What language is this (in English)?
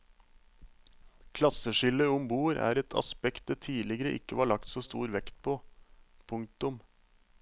Norwegian